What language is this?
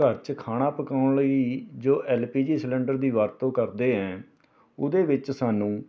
Punjabi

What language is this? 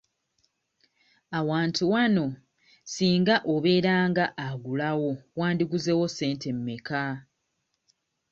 Ganda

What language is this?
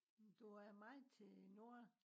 Danish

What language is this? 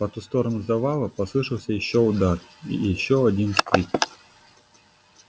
Russian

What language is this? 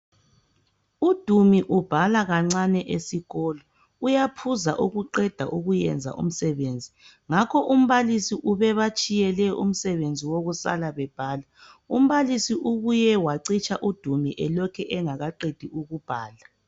North Ndebele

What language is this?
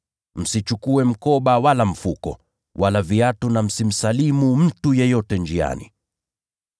Swahili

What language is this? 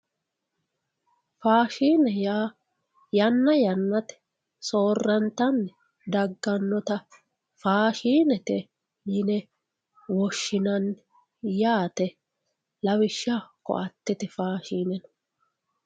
Sidamo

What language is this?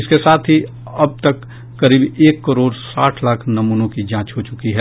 Hindi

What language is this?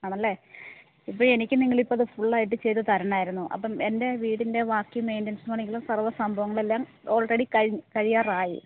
Malayalam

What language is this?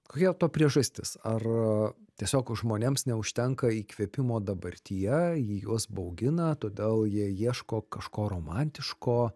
Lithuanian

